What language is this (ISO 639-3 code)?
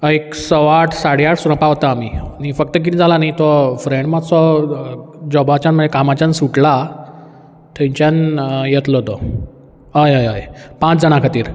kok